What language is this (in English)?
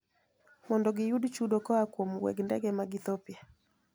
Luo (Kenya and Tanzania)